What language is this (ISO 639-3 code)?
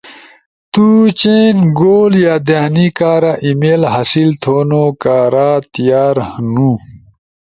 ush